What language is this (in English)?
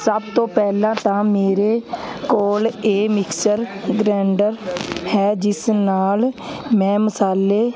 Punjabi